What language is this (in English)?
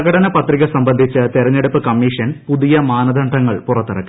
Malayalam